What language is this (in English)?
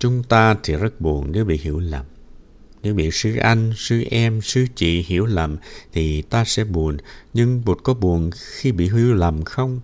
Vietnamese